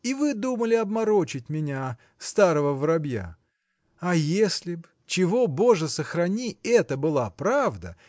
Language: Russian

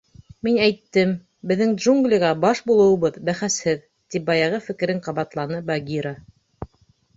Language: Bashkir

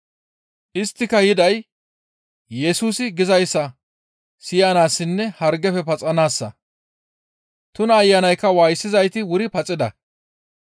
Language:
Gamo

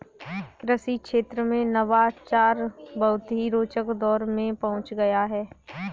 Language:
Hindi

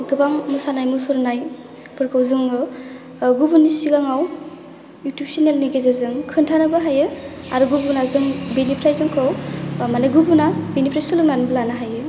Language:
Bodo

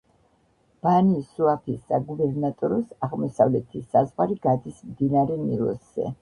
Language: Georgian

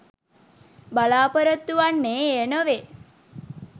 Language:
Sinhala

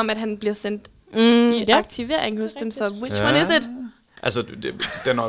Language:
Danish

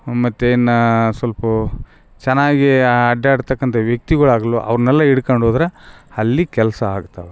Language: Kannada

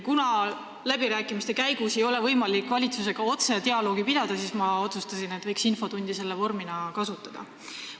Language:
Estonian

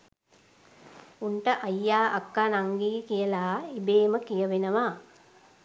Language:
Sinhala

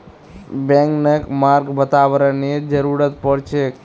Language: Magahi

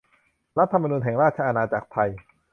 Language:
Thai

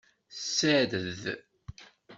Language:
Kabyle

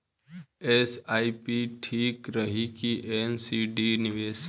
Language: Bhojpuri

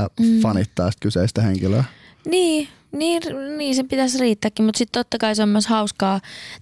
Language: Finnish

